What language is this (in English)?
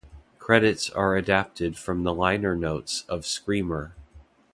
English